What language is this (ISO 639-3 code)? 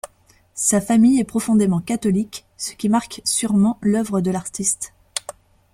fra